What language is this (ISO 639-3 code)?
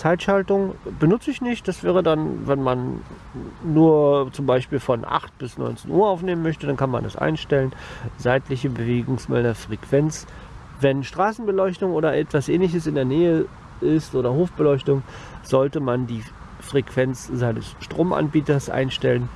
deu